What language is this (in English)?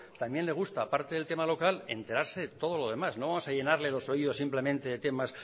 Spanish